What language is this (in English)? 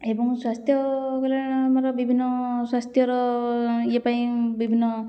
Odia